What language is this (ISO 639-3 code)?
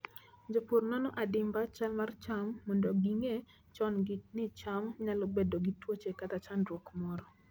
luo